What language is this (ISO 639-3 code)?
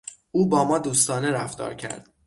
fas